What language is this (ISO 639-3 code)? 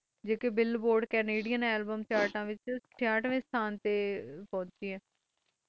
pan